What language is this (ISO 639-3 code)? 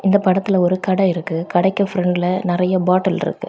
tam